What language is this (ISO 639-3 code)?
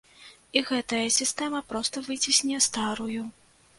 bel